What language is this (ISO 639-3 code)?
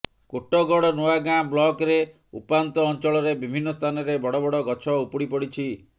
ori